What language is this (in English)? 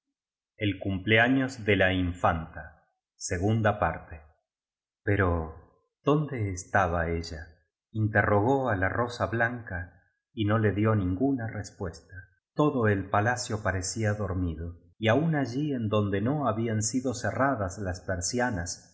Spanish